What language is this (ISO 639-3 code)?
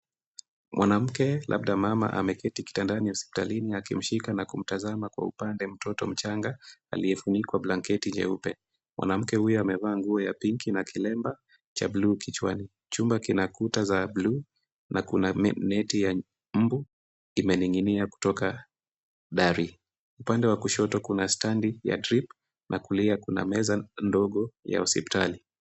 swa